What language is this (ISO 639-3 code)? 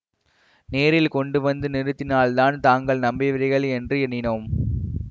tam